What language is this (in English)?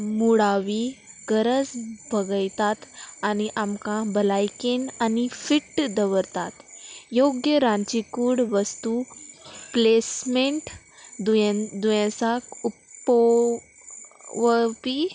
Konkani